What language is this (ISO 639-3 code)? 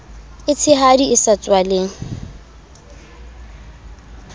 sot